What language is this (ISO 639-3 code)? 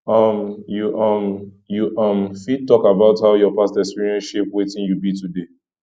pcm